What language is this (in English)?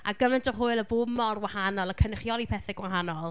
Welsh